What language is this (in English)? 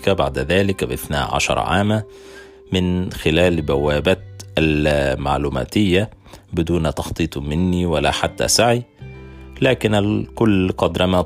Arabic